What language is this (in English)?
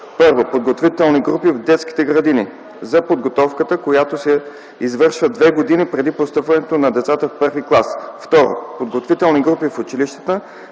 Bulgarian